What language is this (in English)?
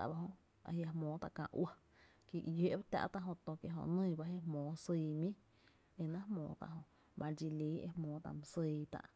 Tepinapa Chinantec